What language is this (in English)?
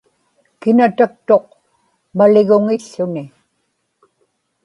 Inupiaq